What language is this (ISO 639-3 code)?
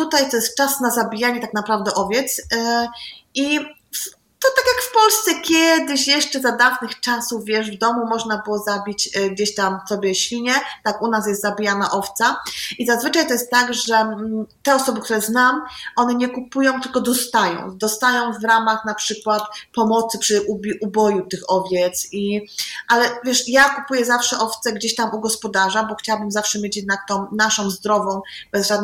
pol